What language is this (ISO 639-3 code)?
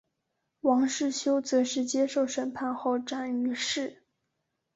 zho